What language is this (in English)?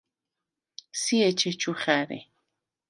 Svan